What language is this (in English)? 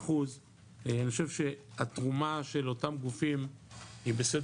Hebrew